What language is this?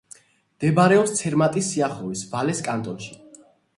Georgian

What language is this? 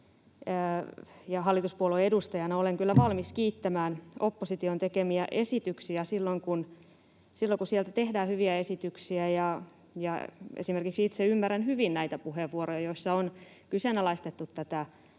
Finnish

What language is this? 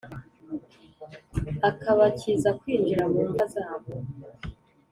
Kinyarwanda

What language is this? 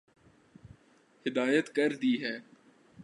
Urdu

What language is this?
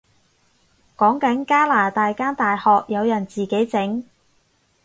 Cantonese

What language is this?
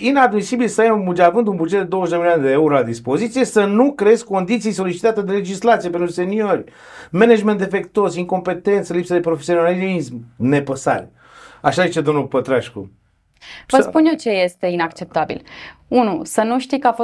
Romanian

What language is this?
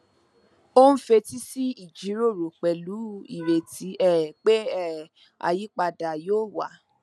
Yoruba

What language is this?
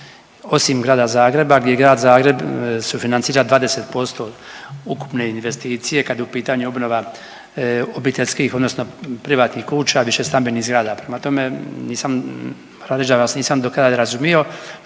Croatian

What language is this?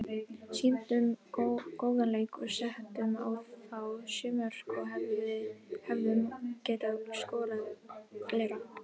Icelandic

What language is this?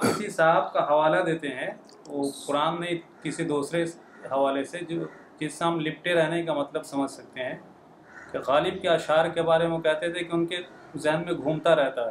Urdu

